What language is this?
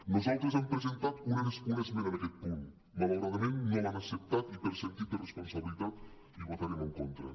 Catalan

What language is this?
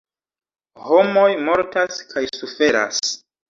Esperanto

